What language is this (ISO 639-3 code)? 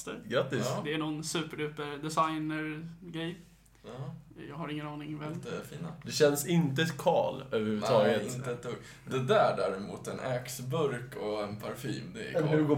swe